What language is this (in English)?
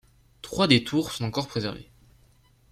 French